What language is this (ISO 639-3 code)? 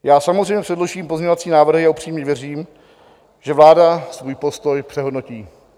ces